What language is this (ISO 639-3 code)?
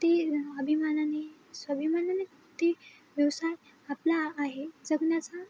mar